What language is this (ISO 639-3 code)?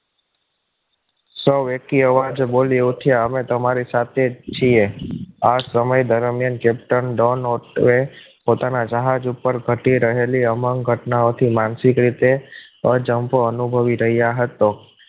guj